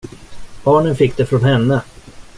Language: Swedish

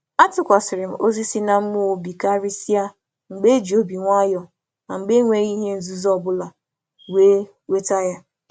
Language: Igbo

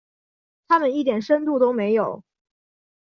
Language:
Chinese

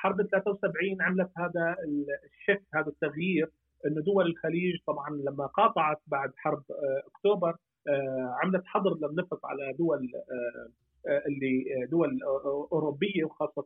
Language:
Arabic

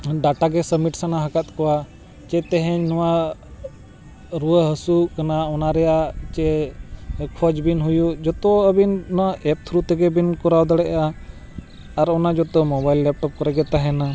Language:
Santali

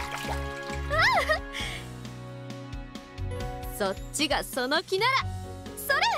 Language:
Japanese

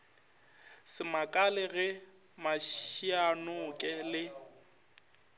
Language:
Northern Sotho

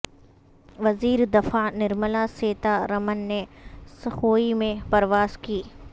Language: Urdu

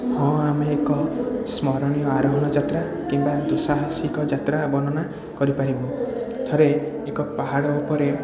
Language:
Odia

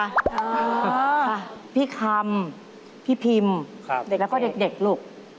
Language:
Thai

